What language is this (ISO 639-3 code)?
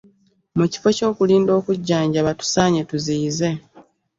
lug